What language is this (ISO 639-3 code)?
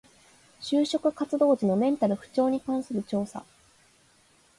jpn